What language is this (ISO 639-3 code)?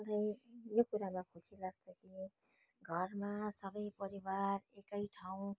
nep